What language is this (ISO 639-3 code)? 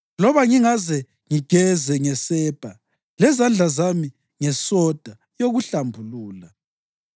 nde